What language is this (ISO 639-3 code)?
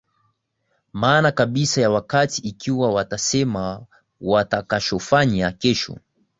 swa